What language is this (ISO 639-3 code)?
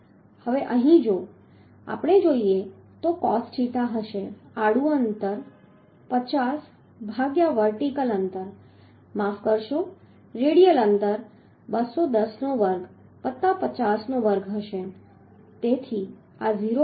guj